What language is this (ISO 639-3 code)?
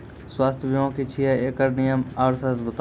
mai